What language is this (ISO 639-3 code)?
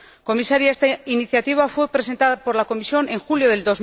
spa